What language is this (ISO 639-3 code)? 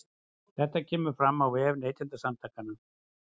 isl